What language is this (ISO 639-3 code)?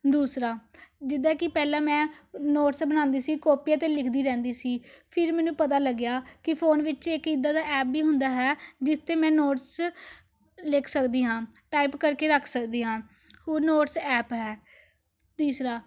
pan